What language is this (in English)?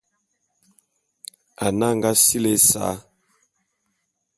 Bulu